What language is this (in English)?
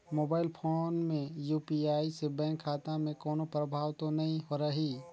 Chhattisgarhi